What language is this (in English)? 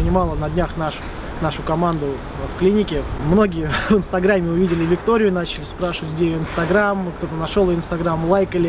Russian